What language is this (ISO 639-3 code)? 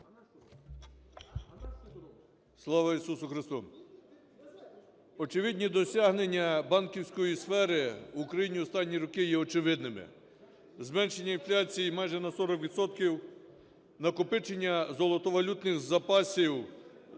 ukr